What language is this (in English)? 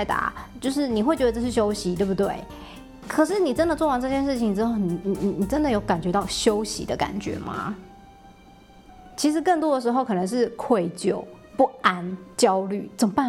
Chinese